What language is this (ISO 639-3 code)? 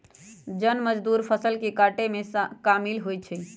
mag